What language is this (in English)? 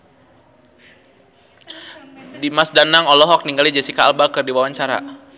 Sundanese